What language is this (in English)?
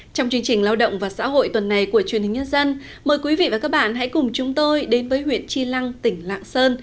Vietnamese